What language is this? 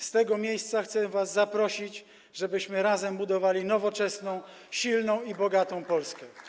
Polish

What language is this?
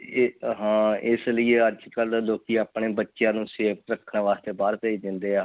Punjabi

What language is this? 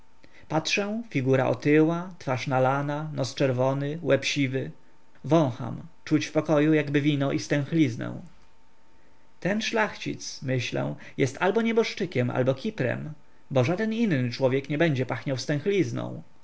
Polish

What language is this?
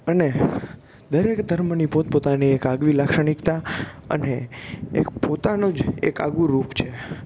Gujarati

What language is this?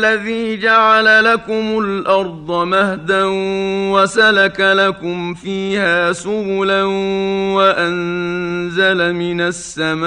Arabic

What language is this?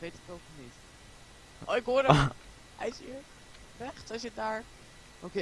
Dutch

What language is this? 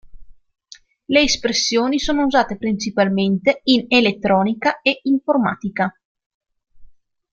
Italian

